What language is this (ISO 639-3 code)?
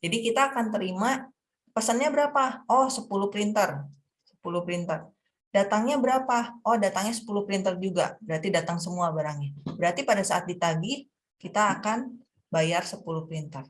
ind